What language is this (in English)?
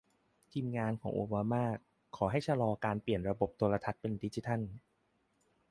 Thai